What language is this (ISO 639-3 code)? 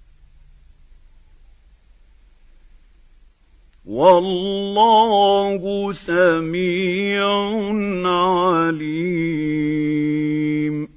ara